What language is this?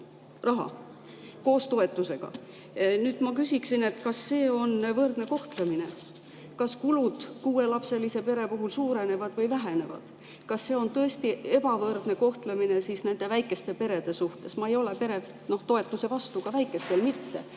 Estonian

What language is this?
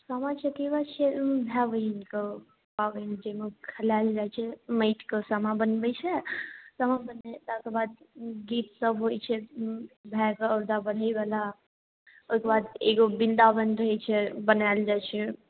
Maithili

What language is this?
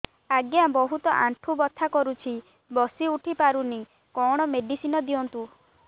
Odia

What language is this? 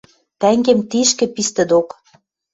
Western Mari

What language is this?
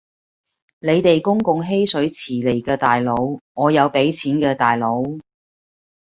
Cantonese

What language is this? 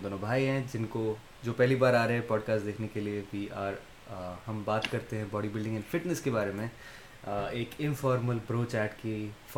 Urdu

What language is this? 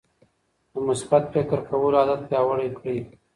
Pashto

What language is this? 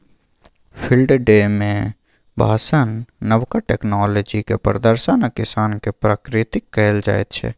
Maithili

